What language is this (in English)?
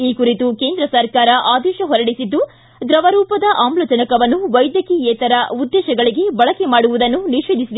Kannada